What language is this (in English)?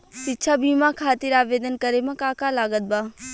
Bhojpuri